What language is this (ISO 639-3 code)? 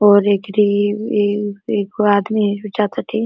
bho